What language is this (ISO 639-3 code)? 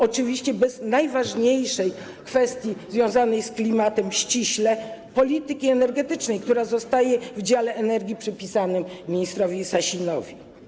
pol